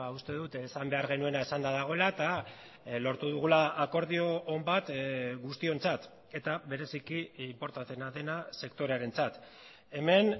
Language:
Basque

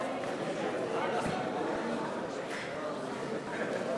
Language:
Hebrew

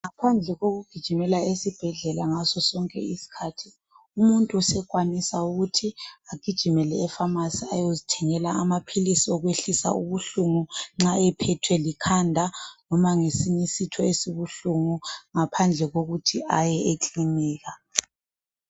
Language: North Ndebele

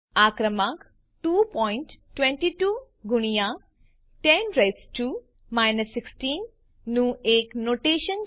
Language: Gujarati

